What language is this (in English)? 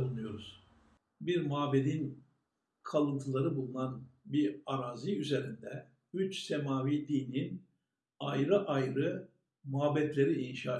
Turkish